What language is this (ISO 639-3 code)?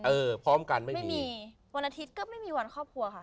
tha